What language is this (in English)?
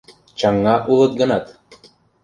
Mari